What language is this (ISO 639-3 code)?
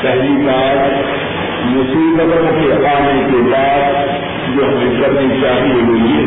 urd